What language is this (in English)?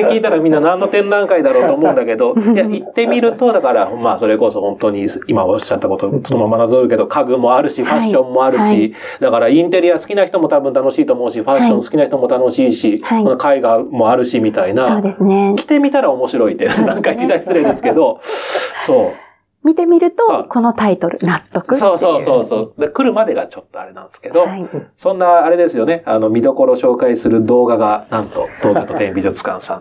Japanese